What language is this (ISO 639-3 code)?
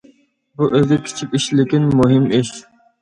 uig